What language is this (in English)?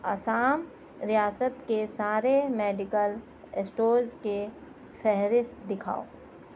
Urdu